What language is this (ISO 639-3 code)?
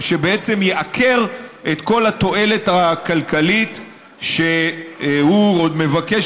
heb